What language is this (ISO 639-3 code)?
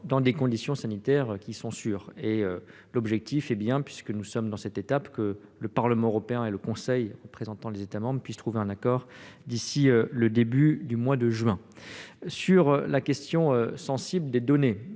fra